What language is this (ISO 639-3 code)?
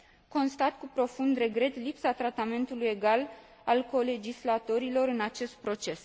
ron